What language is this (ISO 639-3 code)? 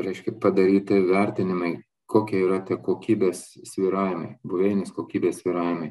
lit